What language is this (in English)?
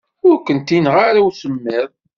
Kabyle